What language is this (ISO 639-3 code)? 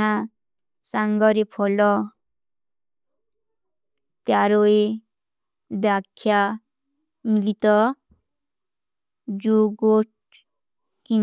uki